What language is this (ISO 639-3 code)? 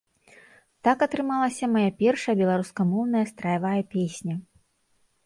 bel